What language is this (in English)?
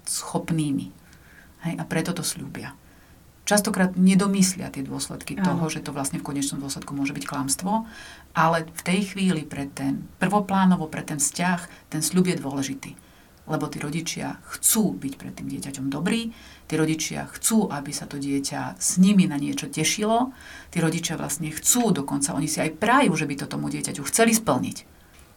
Slovak